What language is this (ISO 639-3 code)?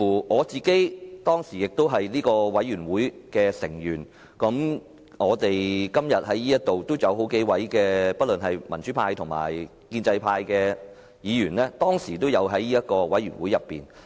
yue